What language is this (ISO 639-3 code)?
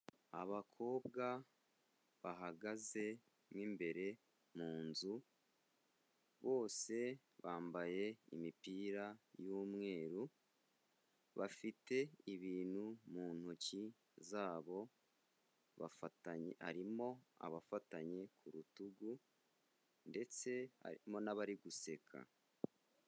kin